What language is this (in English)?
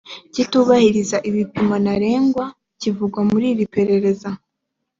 Kinyarwanda